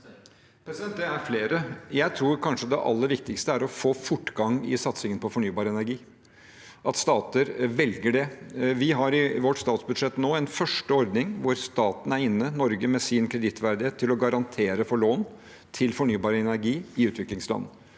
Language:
Norwegian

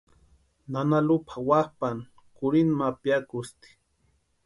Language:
Western Highland Purepecha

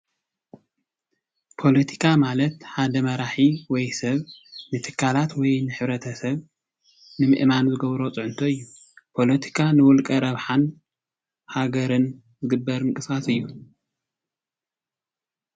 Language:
Tigrinya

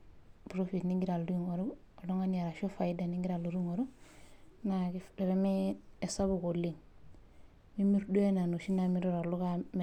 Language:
Masai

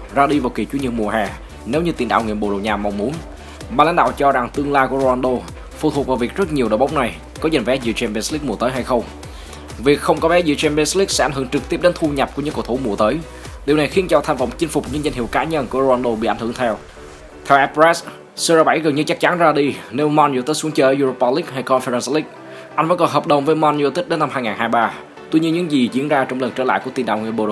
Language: Vietnamese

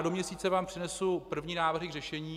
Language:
Czech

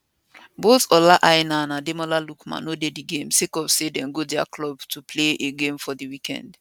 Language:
Nigerian Pidgin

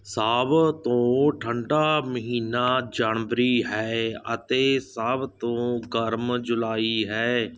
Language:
Punjabi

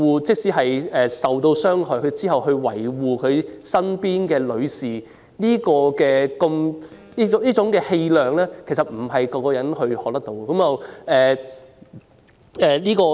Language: Cantonese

